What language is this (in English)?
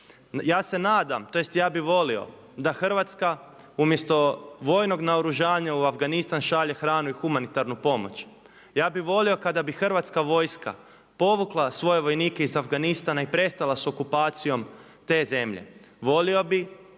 Croatian